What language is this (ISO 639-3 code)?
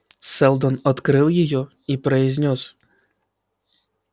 rus